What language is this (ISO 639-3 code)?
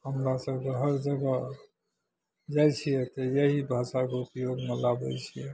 mai